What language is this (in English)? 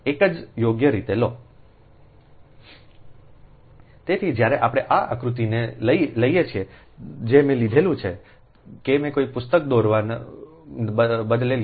Gujarati